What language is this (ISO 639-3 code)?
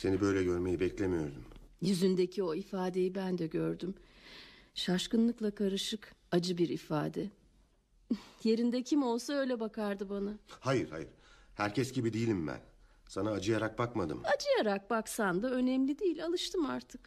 tur